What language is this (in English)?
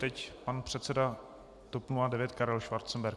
Czech